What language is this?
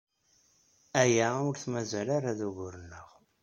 Kabyle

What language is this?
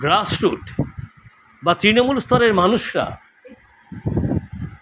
Bangla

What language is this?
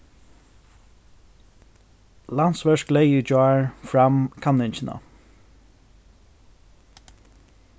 Faroese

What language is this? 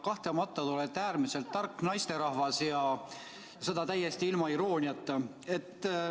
Estonian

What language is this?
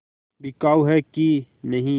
Hindi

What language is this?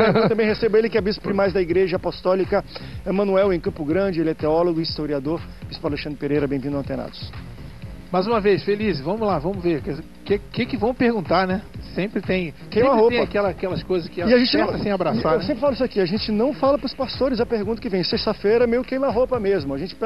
Portuguese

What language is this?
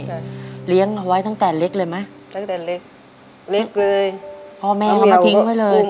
Thai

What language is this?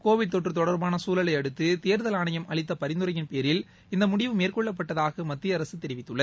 Tamil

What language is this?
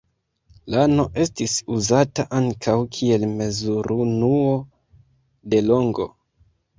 Esperanto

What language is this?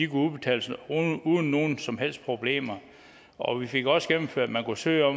Danish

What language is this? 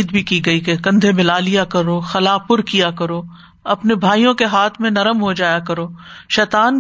Urdu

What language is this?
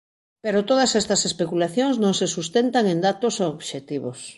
Galician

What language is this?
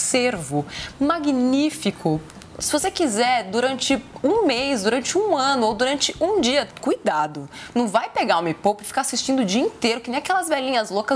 Portuguese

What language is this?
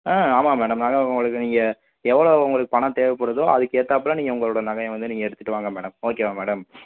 Tamil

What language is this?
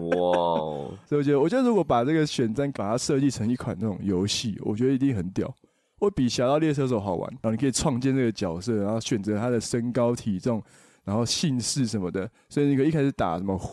Chinese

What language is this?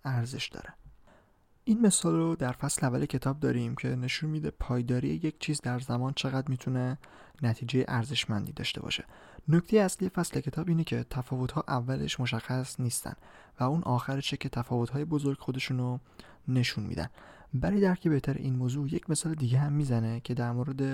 Persian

